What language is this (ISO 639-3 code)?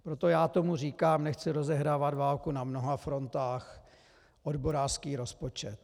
ces